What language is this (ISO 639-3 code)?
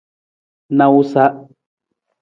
nmz